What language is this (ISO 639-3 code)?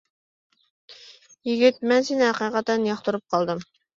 uig